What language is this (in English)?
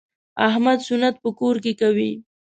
Pashto